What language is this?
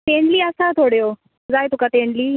Konkani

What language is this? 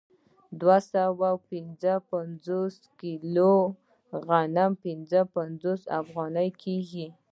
Pashto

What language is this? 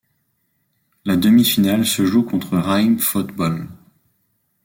French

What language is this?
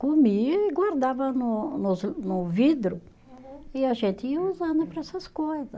Portuguese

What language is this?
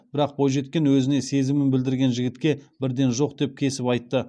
Kazakh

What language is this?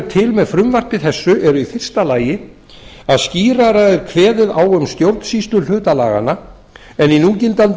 Icelandic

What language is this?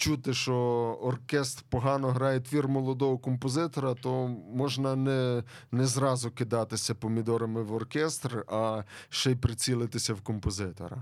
Ukrainian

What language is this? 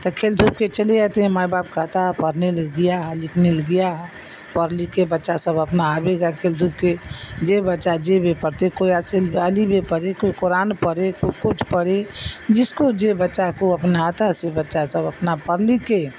Urdu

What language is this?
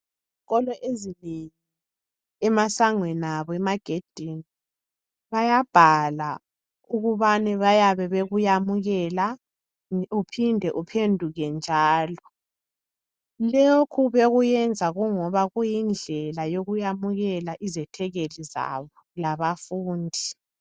North Ndebele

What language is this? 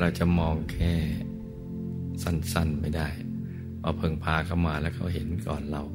Thai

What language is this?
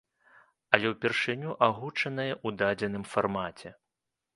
Belarusian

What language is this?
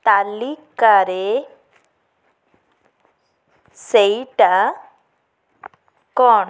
Odia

